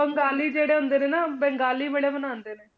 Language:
Punjabi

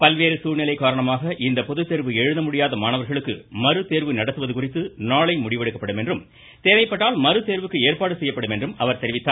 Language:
Tamil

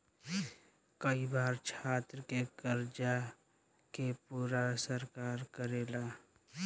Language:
Bhojpuri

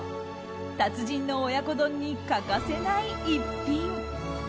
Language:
Japanese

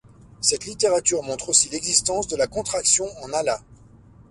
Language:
French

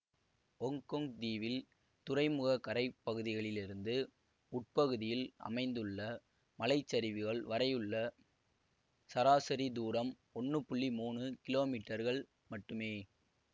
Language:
Tamil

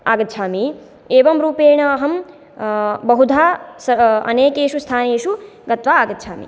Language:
Sanskrit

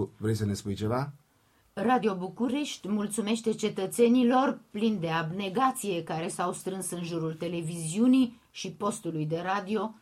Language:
Romanian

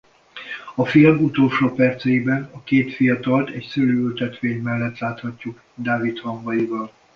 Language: Hungarian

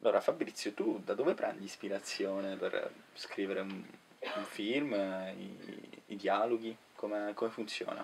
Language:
Italian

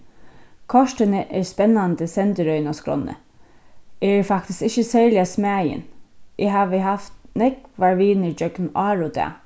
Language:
Faroese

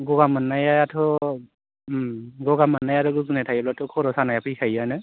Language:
Bodo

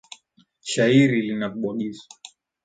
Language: Swahili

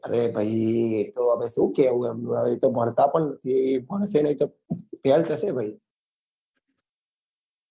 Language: Gujarati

